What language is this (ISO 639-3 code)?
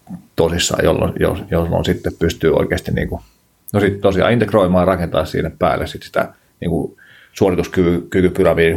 fin